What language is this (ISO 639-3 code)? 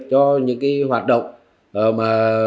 vie